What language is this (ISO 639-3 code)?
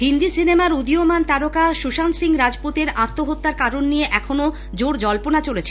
ben